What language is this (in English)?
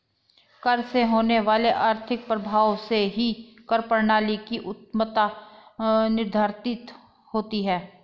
Hindi